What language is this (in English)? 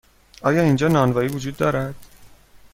Persian